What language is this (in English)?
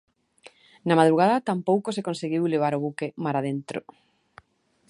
Galician